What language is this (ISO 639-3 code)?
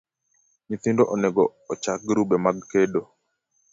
luo